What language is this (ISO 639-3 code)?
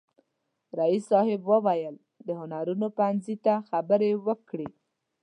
pus